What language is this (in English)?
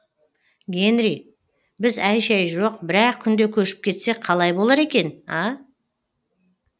Kazakh